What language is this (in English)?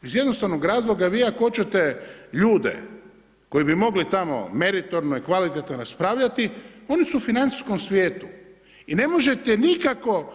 Croatian